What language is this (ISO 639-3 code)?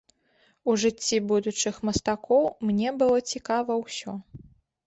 bel